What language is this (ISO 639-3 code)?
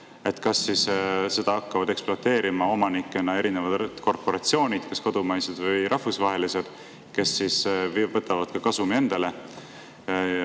est